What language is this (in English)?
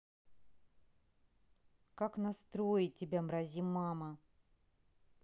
Russian